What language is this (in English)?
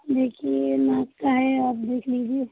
Hindi